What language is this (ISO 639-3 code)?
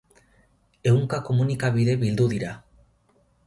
eus